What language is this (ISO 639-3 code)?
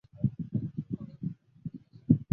zho